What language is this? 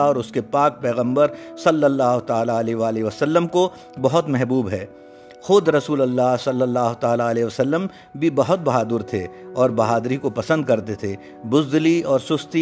Urdu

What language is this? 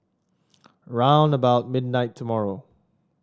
English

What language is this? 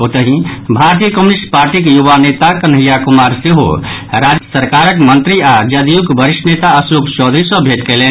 Maithili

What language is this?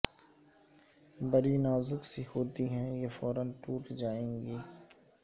Urdu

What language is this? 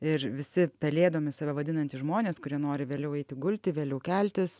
Lithuanian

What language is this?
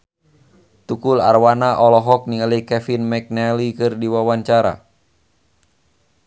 Sundanese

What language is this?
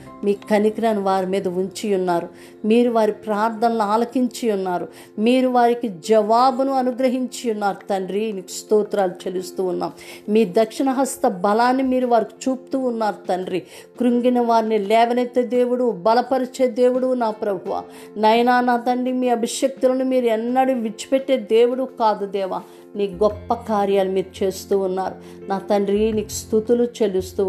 Telugu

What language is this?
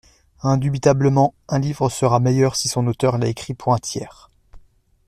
French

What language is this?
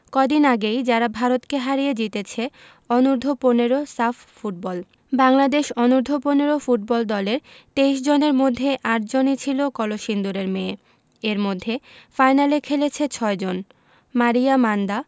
Bangla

